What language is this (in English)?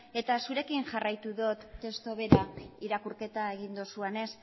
Basque